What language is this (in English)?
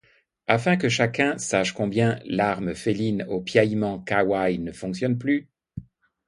French